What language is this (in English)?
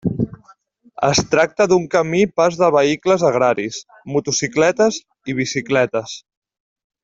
Catalan